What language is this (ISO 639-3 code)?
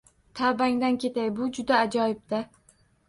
uzb